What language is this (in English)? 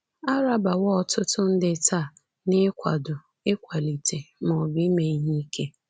Igbo